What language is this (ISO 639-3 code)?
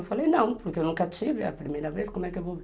por